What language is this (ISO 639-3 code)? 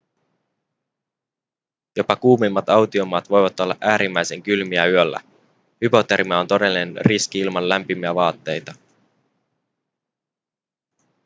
fin